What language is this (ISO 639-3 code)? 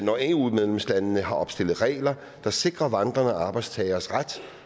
dan